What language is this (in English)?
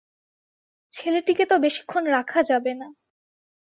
Bangla